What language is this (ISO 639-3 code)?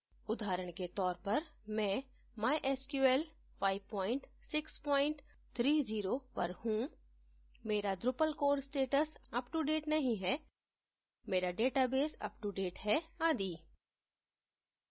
hin